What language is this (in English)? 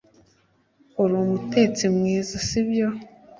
Kinyarwanda